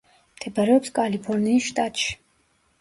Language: Georgian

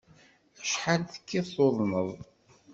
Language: Kabyle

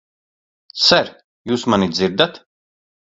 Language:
Latvian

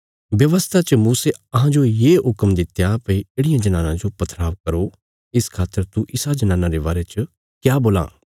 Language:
Bilaspuri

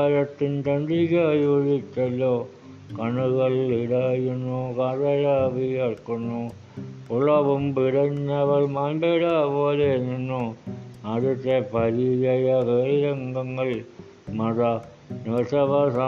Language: Malayalam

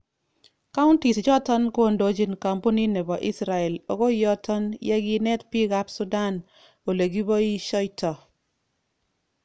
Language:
Kalenjin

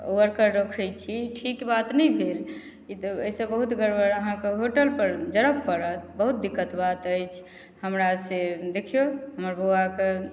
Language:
Maithili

